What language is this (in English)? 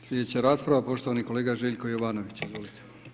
Croatian